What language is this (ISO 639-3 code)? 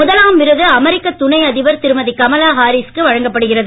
tam